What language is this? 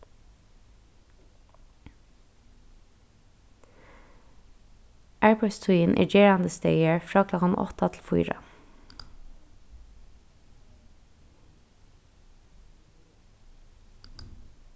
Faroese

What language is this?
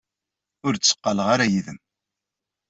Kabyle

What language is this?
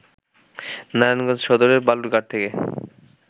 Bangla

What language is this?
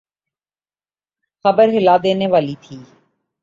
Urdu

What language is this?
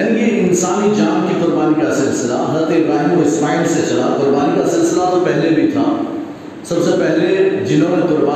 Urdu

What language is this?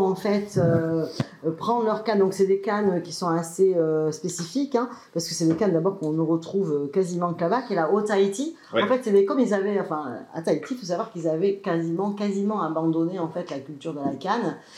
French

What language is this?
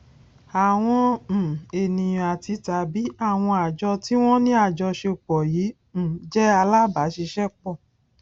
Yoruba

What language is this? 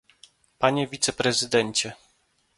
Polish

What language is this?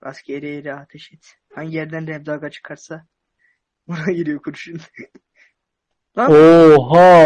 Turkish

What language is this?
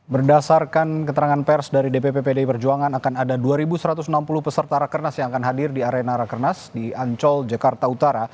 Indonesian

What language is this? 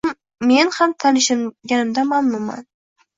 Uzbek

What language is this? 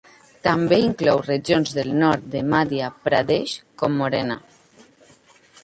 Catalan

